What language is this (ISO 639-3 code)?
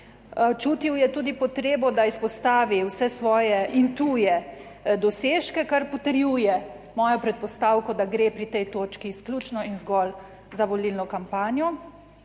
slv